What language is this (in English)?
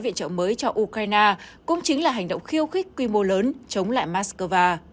Vietnamese